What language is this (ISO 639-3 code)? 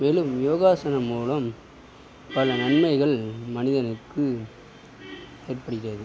tam